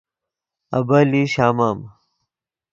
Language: Yidgha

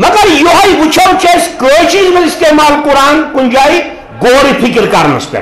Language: Turkish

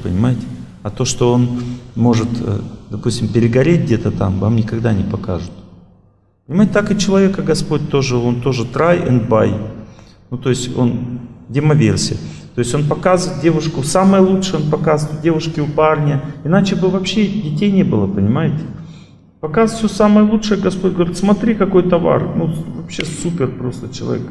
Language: Russian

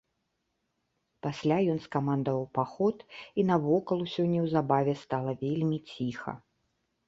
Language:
Belarusian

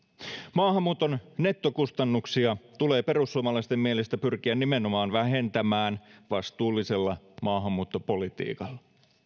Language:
Finnish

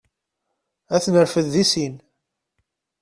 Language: Kabyle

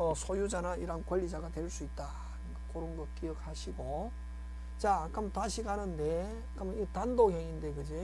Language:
Korean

